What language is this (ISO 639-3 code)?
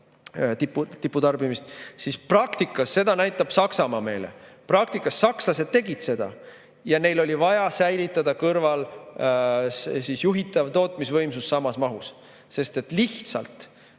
est